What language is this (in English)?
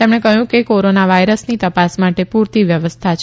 Gujarati